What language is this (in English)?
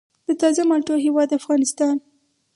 Pashto